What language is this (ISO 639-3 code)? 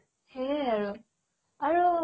asm